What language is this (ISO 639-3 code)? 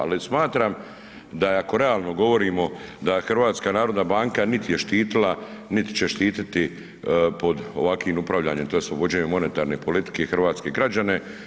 hrv